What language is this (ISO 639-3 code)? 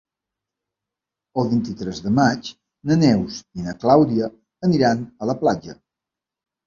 cat